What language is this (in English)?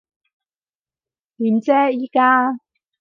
Cantonese